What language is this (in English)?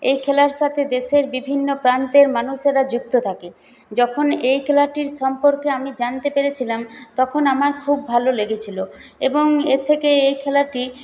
Bangla